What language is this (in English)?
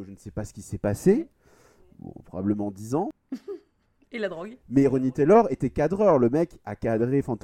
French